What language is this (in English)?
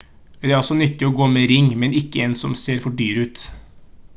Norwegian Bokmål